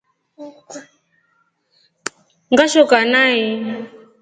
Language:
Rombo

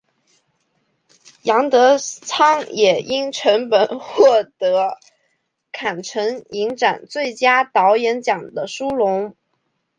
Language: Chinese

